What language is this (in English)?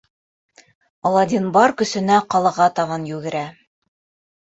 Bashkir